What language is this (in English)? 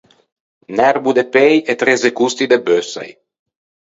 Ligurian